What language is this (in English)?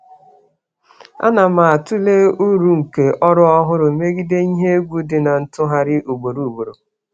Igbo